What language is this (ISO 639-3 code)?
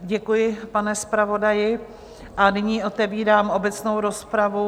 ces